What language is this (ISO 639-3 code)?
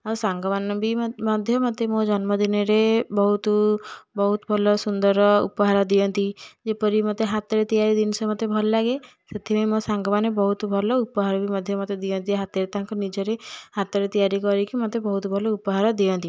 ori